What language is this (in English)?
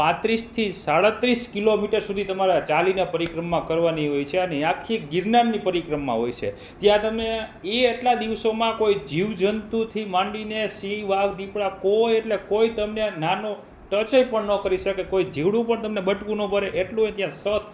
Gujarati